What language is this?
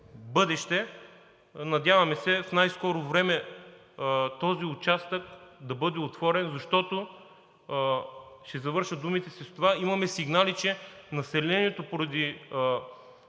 Bulgarian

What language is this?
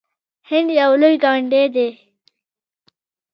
Pashto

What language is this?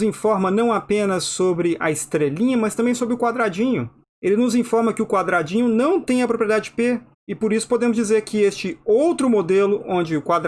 Portuguese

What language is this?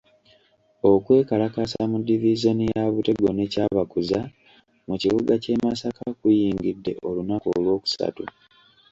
Ganda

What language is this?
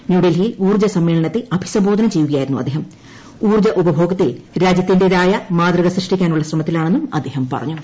Malayalam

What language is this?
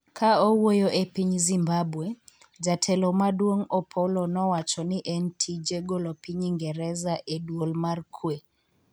Luo (Kenya and Tanzania)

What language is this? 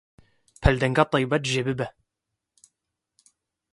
Kurdish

